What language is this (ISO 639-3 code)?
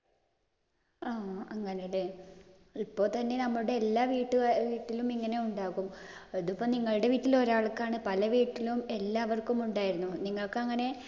mal